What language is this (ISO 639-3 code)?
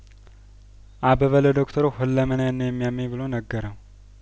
amh